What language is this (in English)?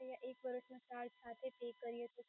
Gujarati